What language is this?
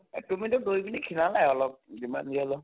Assamese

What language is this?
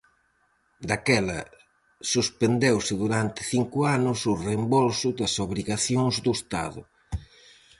Galician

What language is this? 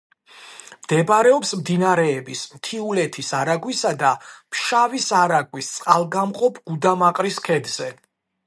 Georgian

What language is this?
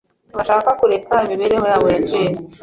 Kinyarwanda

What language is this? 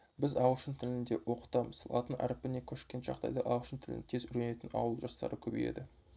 Kazakh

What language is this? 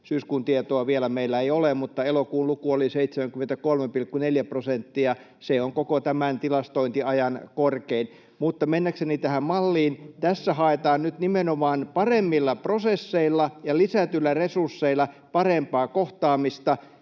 Finnish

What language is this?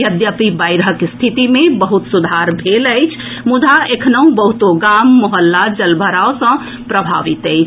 Maithili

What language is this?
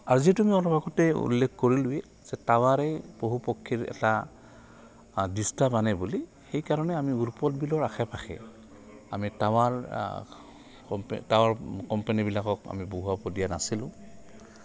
Assamese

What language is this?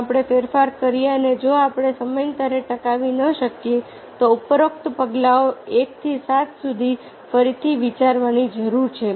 Gujarati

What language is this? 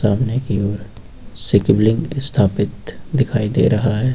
Hindi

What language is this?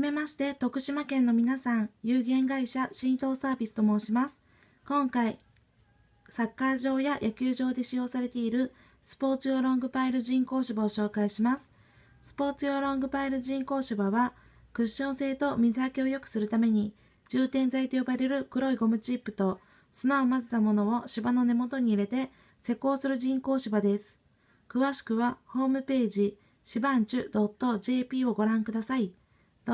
Japanese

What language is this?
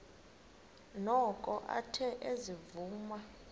Xhosa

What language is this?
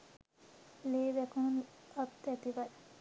Sinhala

